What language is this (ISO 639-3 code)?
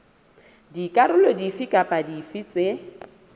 sot